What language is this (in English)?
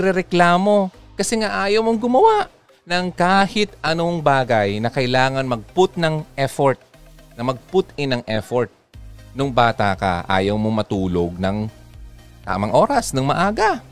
Filipino